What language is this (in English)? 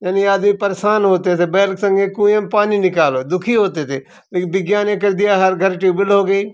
Hindi